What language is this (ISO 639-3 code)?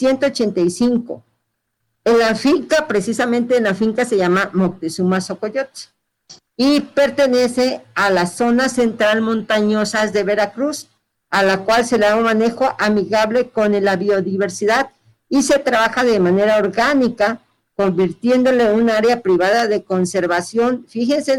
spa